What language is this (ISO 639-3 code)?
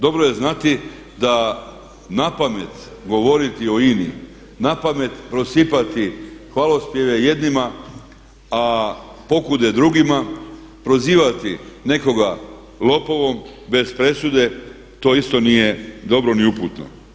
hrv